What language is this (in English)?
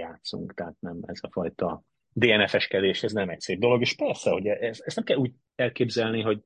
Hungarian